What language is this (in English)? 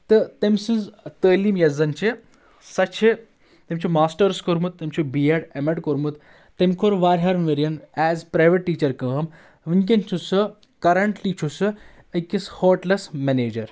Kashmiri